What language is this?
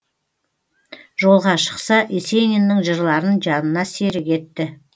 Kazakh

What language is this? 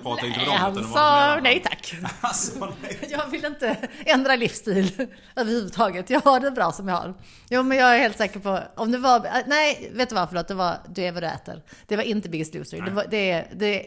Swedish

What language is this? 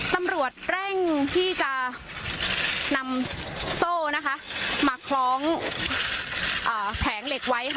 Thai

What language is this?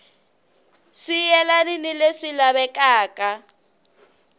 Tsonga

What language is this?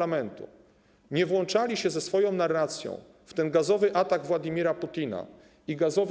Polish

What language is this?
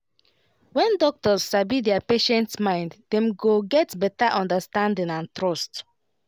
Nigerian Pidgin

